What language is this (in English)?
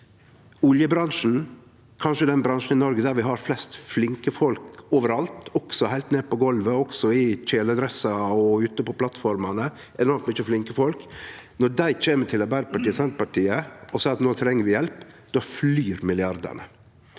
Norwegian